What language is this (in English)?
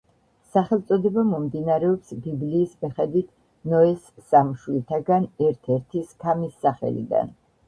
Georgian